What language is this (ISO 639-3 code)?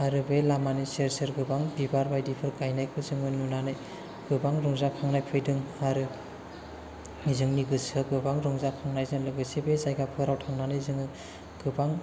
brx